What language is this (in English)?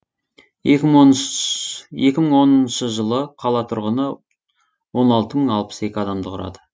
Kazakh